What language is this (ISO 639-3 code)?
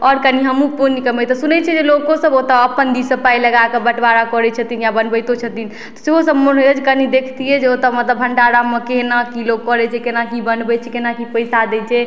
mai